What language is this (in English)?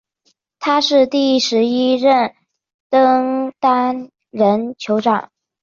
Chinese